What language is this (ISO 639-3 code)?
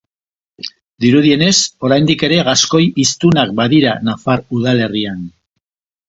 eus